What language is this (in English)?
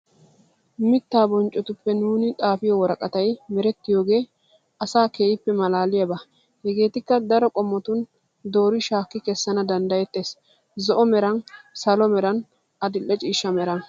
Wolaytta